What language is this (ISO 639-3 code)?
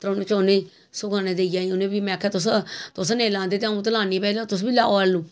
doi